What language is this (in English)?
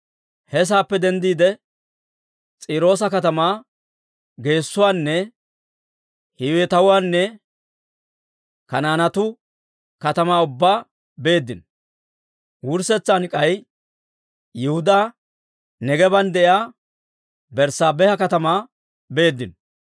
Dawro